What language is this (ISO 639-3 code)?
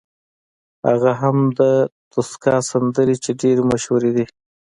pus